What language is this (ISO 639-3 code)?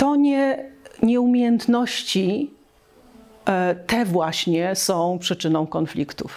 pol